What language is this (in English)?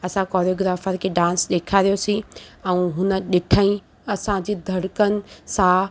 Sindhi